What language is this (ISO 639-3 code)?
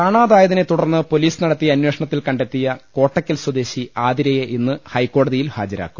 mal